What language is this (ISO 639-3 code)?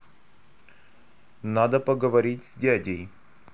rus